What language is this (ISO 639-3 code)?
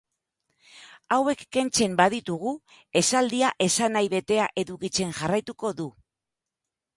eus